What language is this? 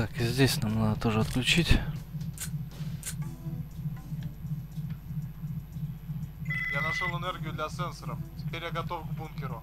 Russian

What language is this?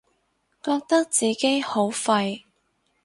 Cantonese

